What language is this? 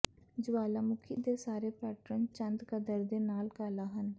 Punjabi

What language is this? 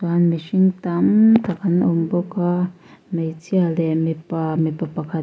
Mizo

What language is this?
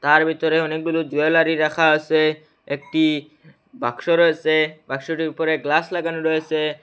Bangla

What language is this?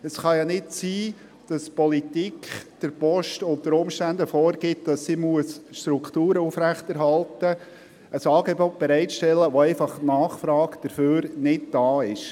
Swiss German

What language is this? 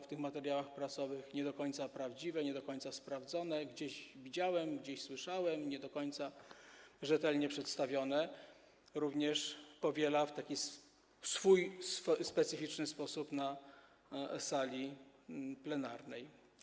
Polish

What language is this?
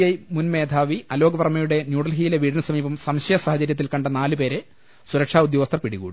Malayalam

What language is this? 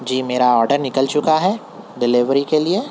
Urdu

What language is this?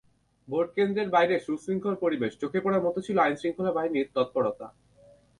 Bangla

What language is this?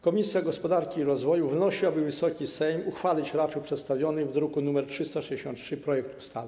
Polish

